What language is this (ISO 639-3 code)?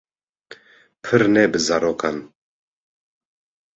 kur